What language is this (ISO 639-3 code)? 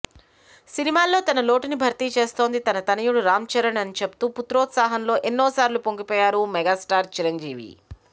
tel